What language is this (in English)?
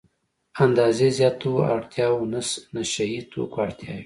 Pashto